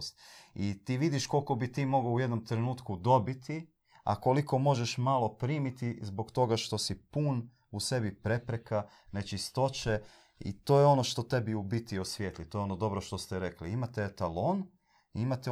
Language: Croatian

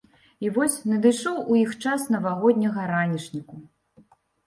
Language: Belarusian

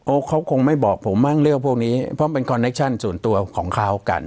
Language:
Thai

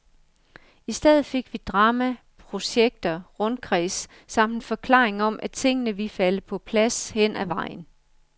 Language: Danish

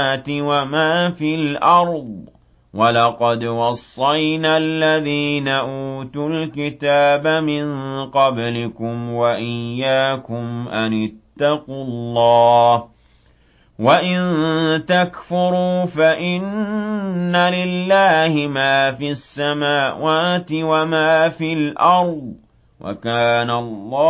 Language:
Arabic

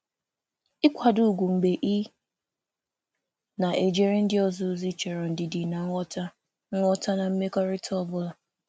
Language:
Igbo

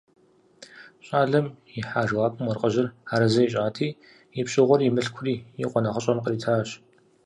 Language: Kabardian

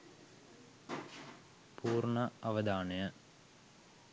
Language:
Sinhala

